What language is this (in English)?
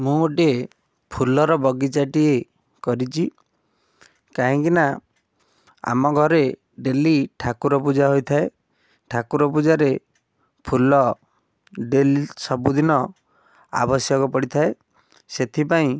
Odia